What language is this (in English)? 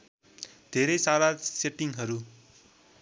Nepali